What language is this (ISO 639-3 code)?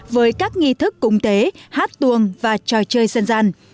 vie